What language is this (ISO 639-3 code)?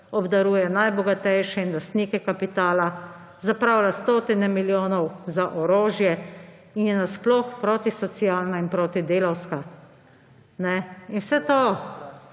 slv